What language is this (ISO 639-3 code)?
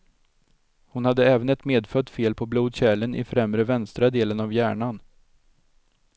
swe